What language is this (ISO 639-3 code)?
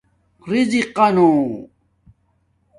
dmk